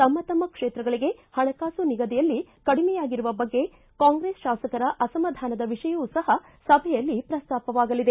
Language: Kannada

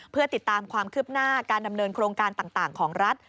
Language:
Thai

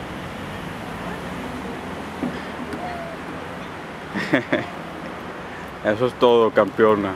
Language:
Spanish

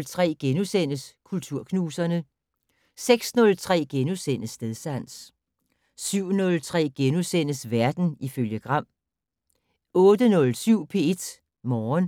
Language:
Danish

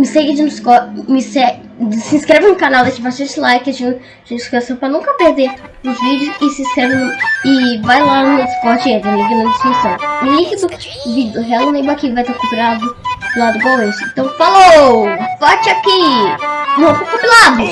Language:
Portuguese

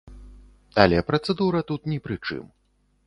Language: Belarusian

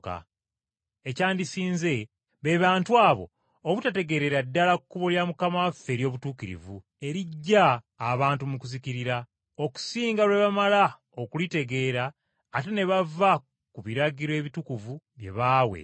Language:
Ganda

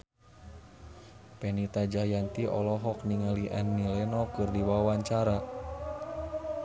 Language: Sundanese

